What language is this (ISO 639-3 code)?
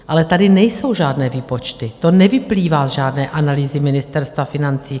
ces